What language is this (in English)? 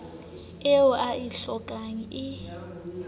Southern Sotho